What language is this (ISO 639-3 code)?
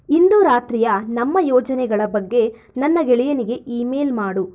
kan